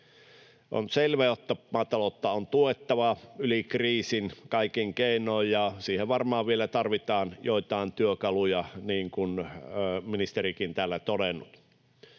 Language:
Finnish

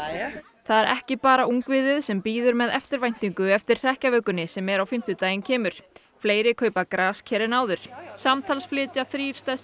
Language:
Icelandic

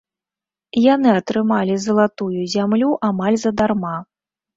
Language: Belarusian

